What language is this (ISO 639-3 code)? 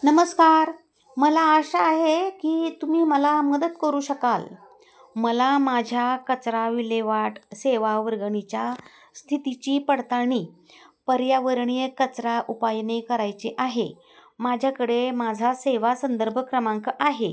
mar